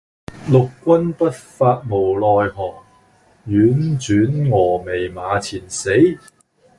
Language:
Cantonese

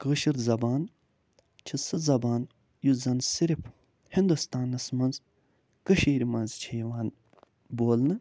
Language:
Kashmiri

